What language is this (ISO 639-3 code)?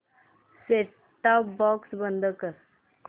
mar